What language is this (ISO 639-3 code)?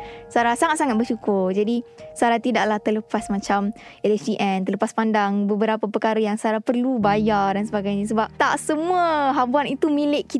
msa